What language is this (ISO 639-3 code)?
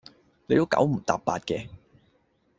yue